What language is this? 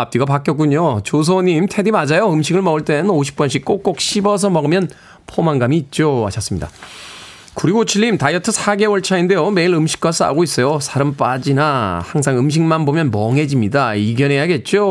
Korean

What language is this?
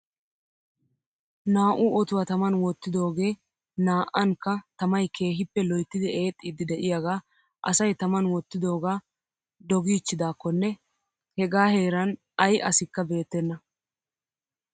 Wolaytta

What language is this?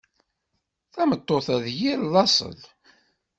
Kabyle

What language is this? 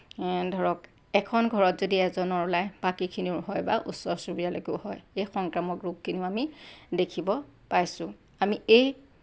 Assamese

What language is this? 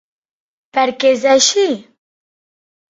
Catalan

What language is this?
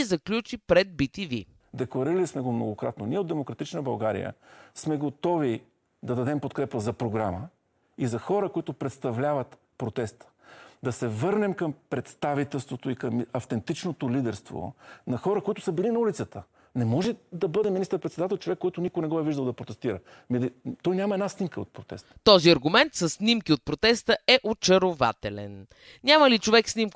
Bulgarian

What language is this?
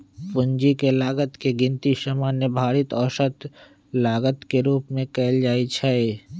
Magahi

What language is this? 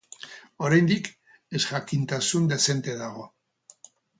Basque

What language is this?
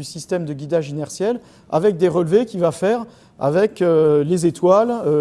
French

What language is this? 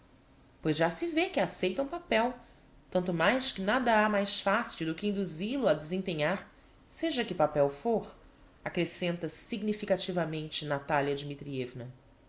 Portuguese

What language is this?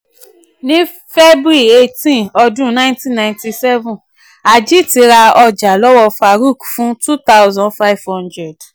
Yoruba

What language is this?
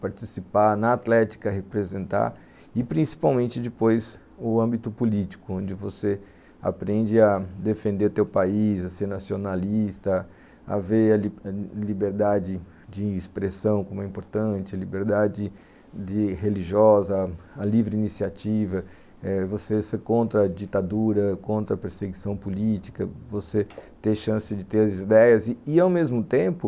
Portuguese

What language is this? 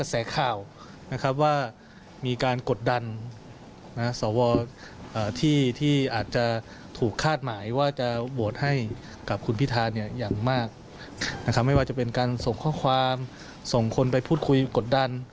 Thai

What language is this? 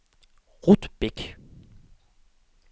Danish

